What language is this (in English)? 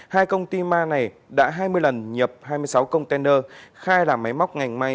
Vietnamese